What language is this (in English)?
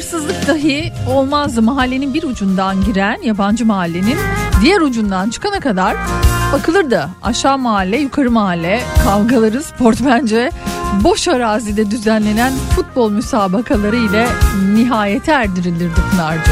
Turkish